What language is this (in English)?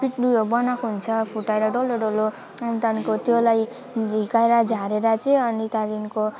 Nepali